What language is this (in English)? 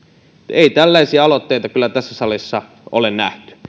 Finnish